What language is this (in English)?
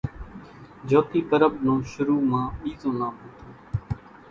Kachi Koli